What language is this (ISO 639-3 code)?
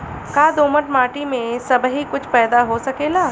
bho